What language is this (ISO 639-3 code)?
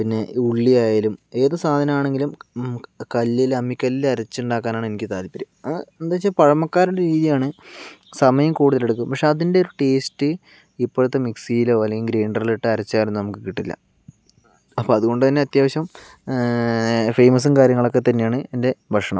mal